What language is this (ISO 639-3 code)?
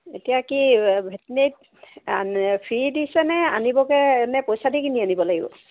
asm